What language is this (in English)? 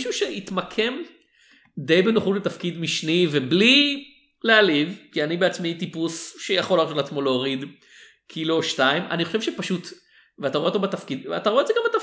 Hebrew